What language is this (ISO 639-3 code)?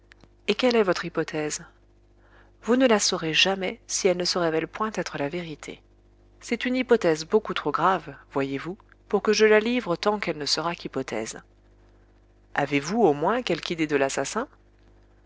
fra